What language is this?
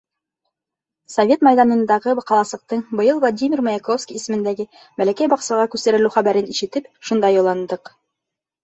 Bashkir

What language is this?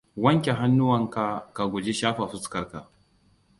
Hausa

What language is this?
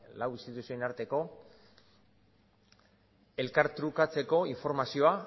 Basque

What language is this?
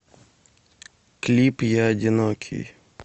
Russian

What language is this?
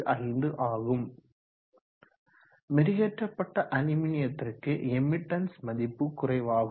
Tamil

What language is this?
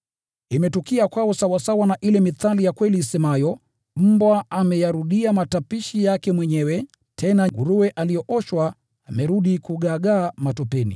Swahili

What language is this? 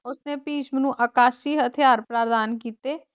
Punjabi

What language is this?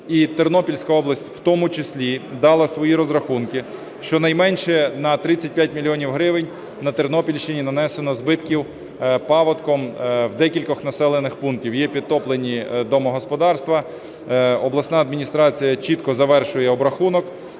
Ukrainian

